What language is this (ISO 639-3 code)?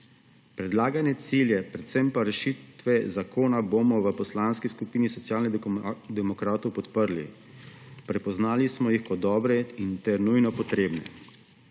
slv